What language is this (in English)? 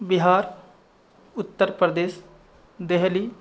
Sanskrit